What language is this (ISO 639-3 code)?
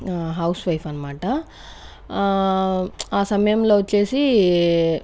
tel